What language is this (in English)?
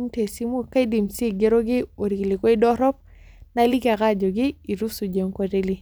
Masai